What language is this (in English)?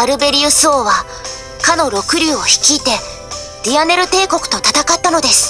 Japanese